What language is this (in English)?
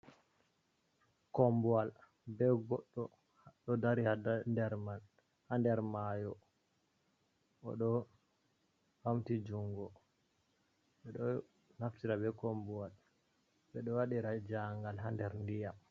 Fula